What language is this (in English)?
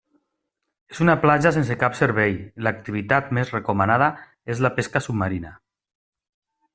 Catalan